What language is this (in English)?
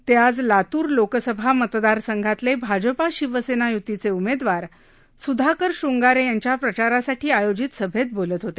Marathi